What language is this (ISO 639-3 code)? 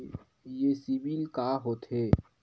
hne